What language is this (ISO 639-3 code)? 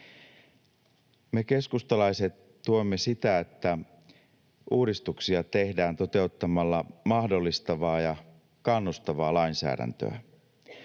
fin